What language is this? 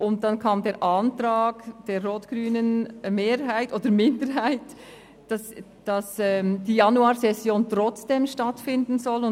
Swiss German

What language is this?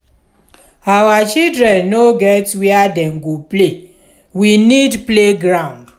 Nigerian Pidgin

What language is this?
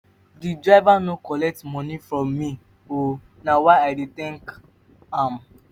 Nigerian Pidgin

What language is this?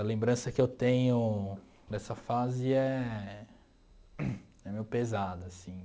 Portuguese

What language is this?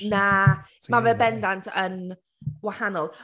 Welsh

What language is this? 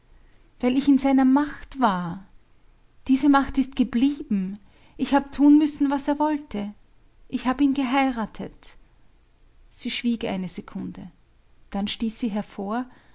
German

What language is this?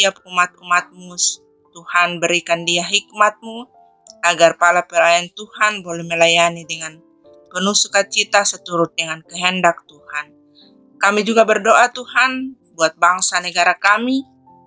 Indonesian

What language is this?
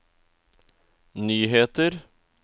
Norwegian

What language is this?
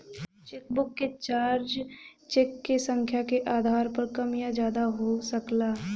Bhojpuri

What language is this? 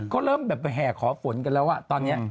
Thai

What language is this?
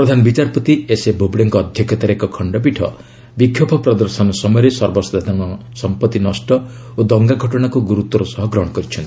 Odia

